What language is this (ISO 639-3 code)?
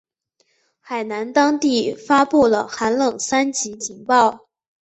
zho